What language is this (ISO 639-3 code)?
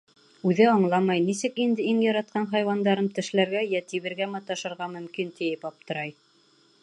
bak